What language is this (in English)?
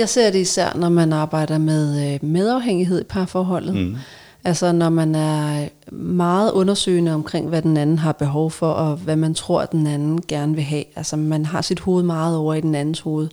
Danish